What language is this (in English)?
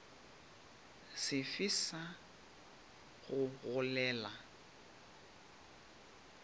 Northern Sotho